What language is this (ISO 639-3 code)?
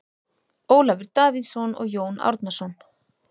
isl